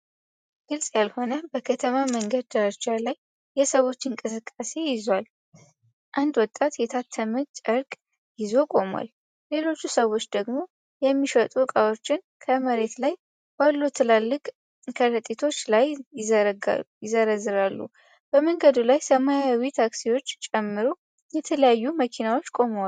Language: Amharic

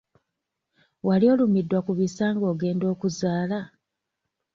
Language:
Ganda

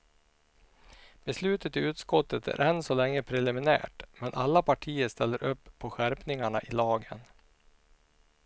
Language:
Swedish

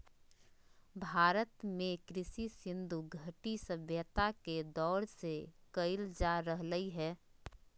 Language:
Magahi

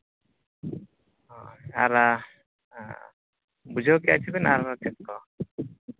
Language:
Santali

